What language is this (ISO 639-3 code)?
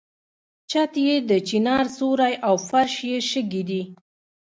pus